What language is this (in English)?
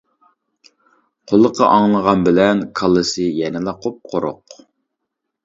Uyghur